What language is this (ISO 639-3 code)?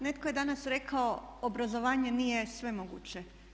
hrv